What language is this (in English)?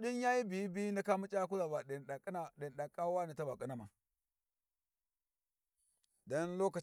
Warji